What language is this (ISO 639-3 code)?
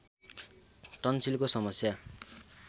nep